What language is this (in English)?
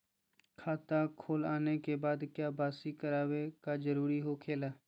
Magahi